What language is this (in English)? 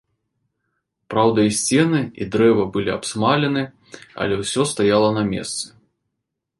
Belarusian